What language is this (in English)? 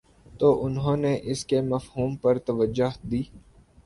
Urdu